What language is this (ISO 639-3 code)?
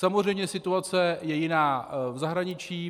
ces